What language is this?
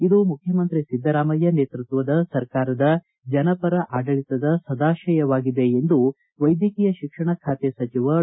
Kannada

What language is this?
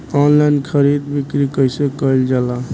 Bhojpuri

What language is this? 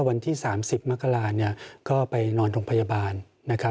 Thai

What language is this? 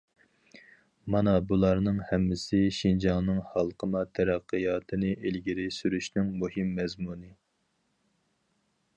Uyghur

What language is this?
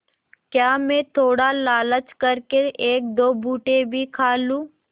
Hindi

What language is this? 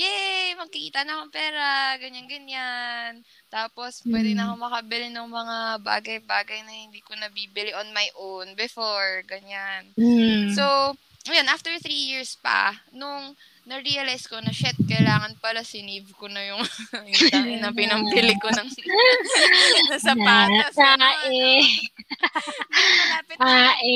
Filipino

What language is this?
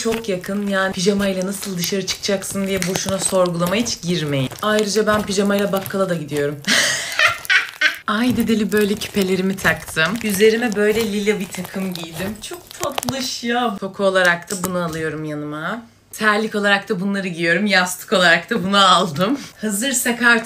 Turkish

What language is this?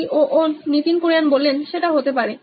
Bangla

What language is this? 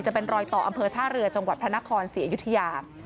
Thai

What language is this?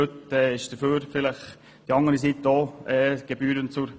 Swiss German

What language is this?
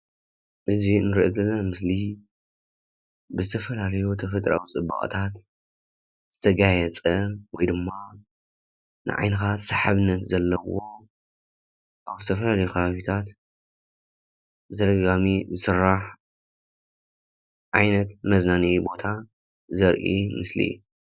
Tigrinya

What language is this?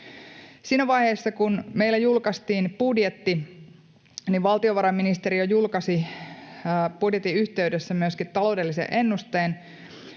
Finnish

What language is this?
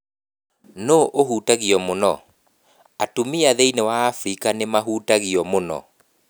Kikuyu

